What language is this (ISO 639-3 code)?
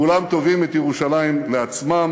heb